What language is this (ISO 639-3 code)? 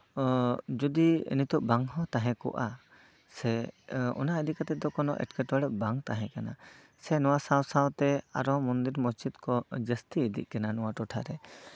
sat